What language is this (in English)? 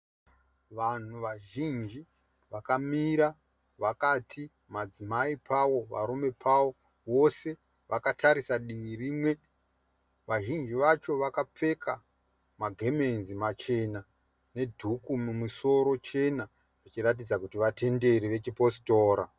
Shona